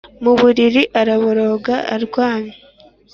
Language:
Kinyarwanda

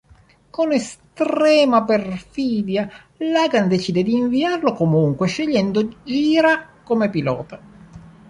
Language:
Italian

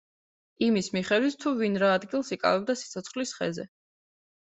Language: Georgian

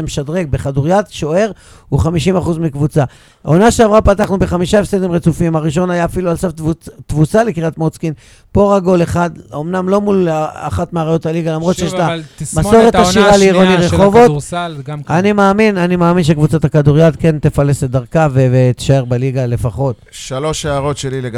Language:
Hebrew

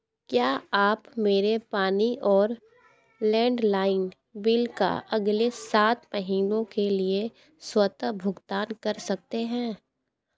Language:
Hindi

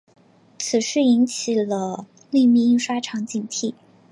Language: Chinese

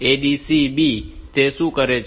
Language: Gujarati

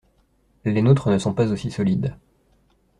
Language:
French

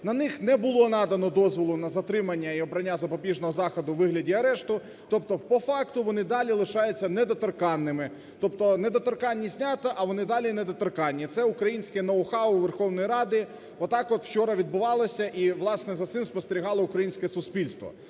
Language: Ukrainian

